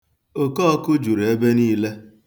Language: Igbo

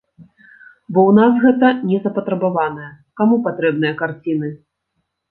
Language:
Belarusian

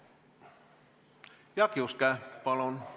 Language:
Estonian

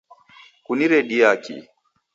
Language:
Taita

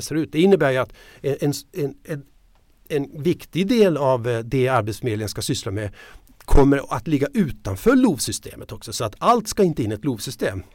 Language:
Swedish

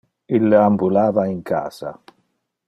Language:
Interlingua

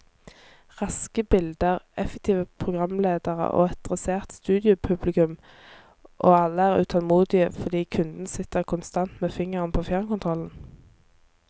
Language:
Norwegian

